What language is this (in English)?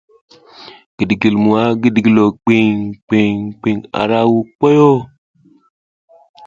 South Giziga